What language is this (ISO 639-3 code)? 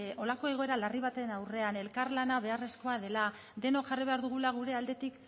eus